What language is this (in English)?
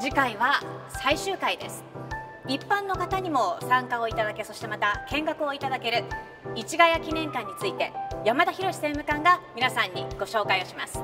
Japanese